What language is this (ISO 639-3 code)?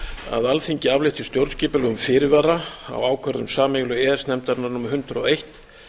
isl